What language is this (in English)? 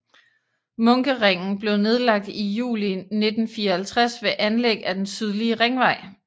Danish